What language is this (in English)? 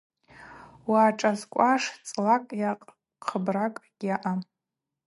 Abaza